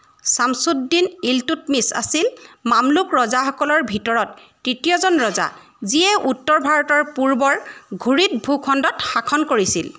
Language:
Assamese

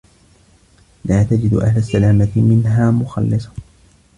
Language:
Arabic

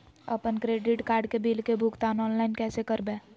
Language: Magahi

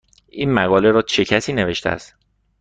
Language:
Persian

